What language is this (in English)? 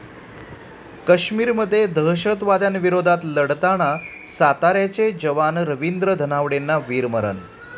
Marathi